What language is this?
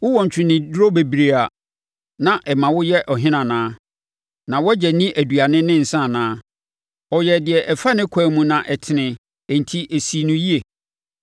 Akan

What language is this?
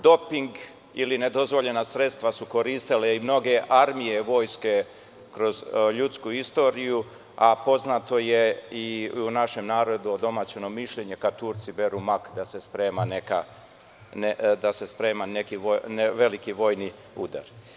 Serbian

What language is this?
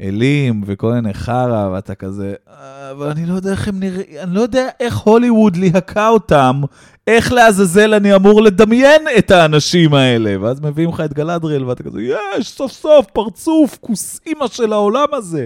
Hebrew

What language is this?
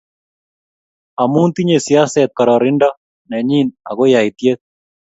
Kalenjin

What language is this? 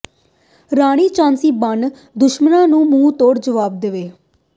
Punjabi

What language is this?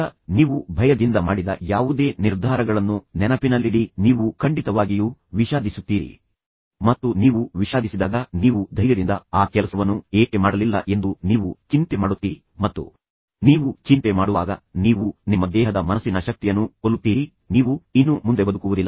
Kannada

